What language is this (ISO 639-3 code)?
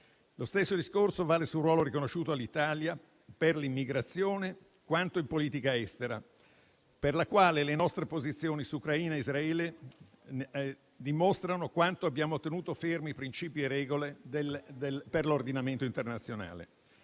ita